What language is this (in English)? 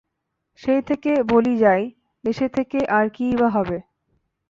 Bangla